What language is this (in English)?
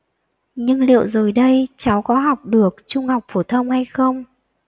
Vietnamese